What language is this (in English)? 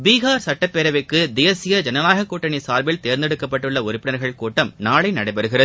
Tamil